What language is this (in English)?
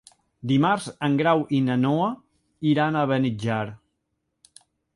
Catalan